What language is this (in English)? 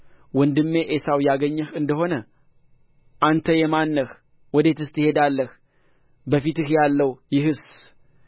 Amharic